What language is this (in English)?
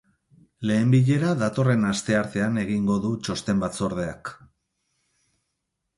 Basque